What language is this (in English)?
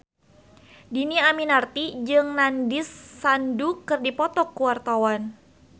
Sundanese